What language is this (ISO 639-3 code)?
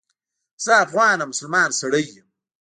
pus